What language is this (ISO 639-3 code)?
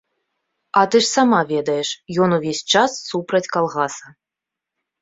bel